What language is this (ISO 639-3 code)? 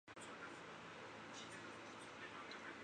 zho